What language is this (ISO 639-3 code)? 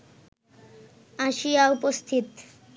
ben